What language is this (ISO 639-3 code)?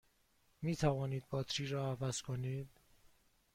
fas